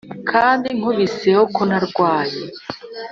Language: Kinyarwanda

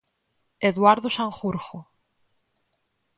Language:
Galician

